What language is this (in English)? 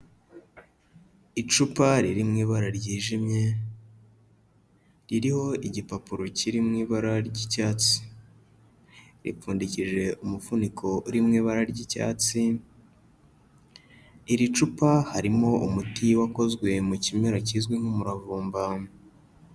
Kinyarwanda